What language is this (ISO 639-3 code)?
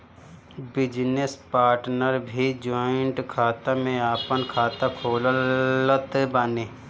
bho